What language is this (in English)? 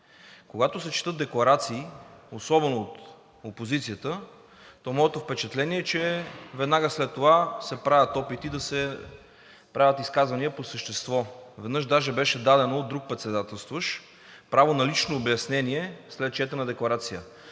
Bulgarian